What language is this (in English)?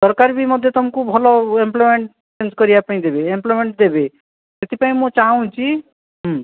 Odia